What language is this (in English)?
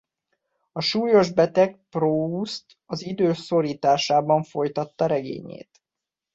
Hungarian